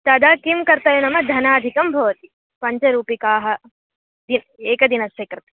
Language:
Sanskrit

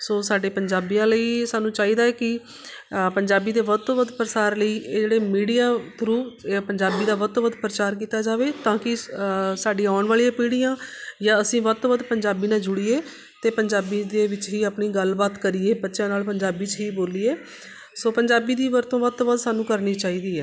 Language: Punjabi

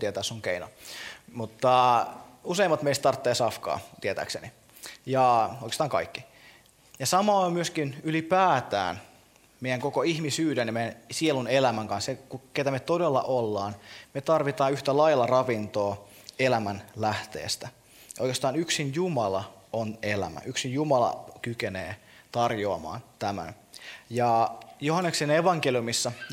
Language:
Finnish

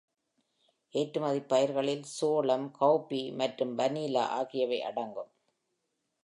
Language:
Tamil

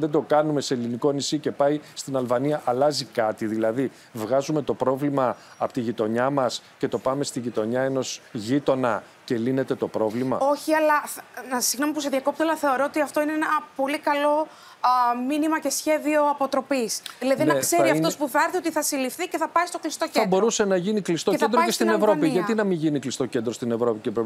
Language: Greek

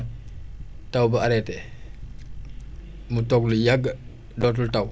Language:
Wolof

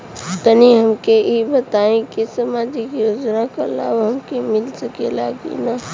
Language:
Bhojpuri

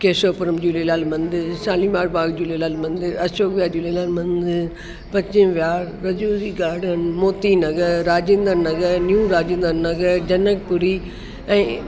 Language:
Sindhi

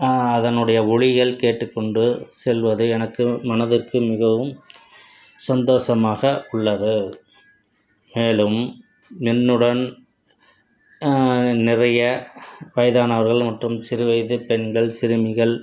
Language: Tamil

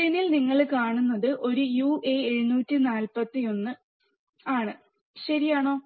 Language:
Malayalam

